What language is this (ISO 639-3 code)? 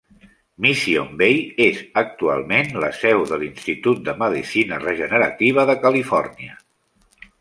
cat